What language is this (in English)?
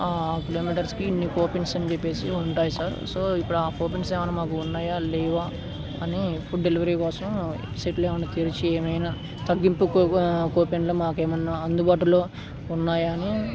Telugu